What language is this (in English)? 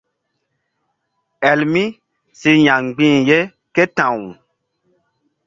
Mbum